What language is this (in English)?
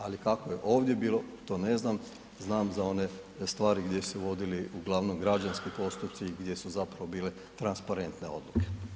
Croatian